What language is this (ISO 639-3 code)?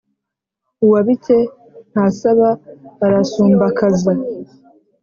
kin